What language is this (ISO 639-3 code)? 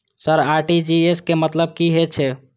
mai